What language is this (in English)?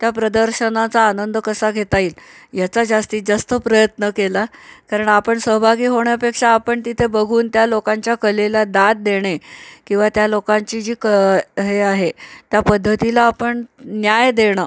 Marathi